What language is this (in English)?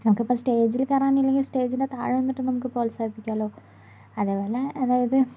Malayalam